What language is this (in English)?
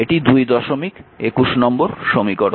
Bangla